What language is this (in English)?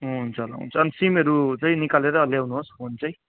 Nepali